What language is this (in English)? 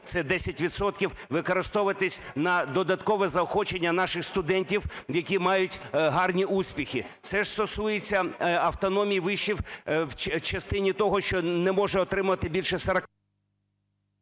Ukrainian